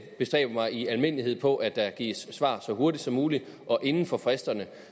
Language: Danish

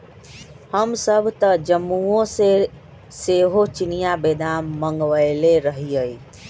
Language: Magahi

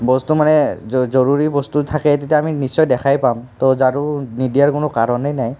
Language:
Assamese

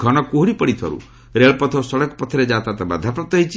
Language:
Odia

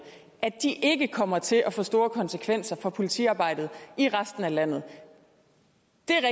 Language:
Danish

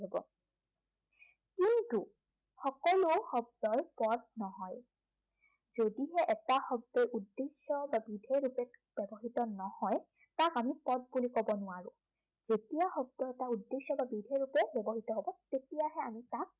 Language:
Assamese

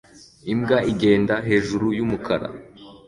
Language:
Kinyarwanda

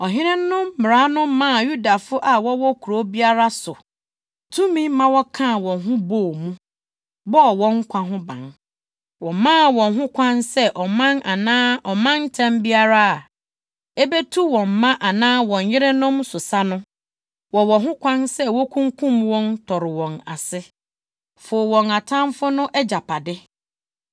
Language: Akan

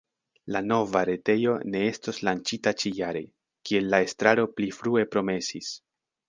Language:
Esperanto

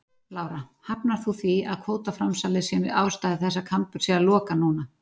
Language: Icelandic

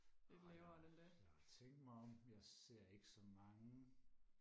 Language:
Danish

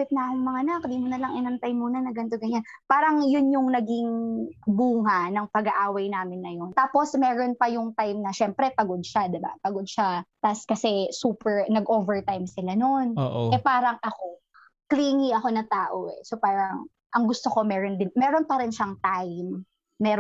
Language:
Filipino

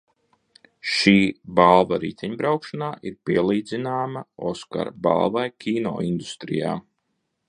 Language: Latvian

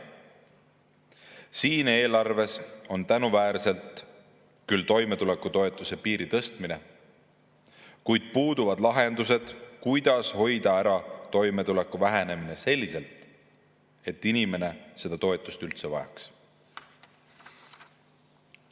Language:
Estonian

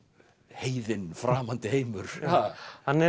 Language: Icelandic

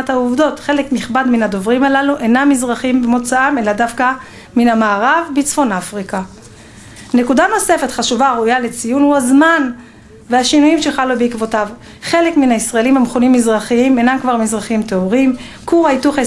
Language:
Hebrew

